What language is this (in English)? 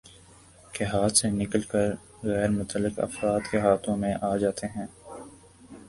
Urdu